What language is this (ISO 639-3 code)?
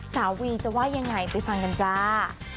tha